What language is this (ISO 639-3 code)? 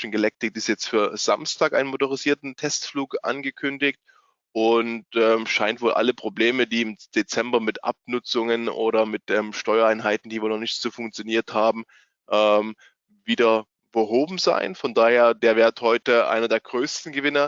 deu